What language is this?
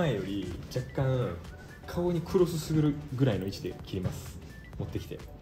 Japanese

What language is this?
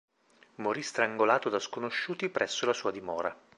Italian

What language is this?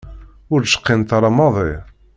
Kabyle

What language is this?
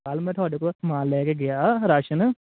Punjabi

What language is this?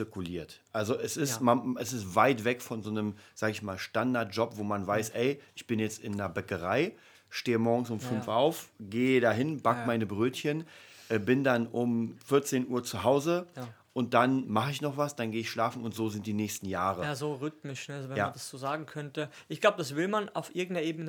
German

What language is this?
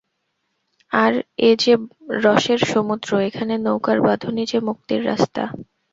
Bangla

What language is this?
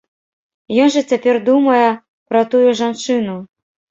Belarusian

